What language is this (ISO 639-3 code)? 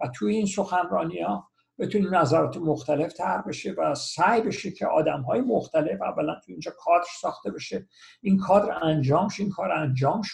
fas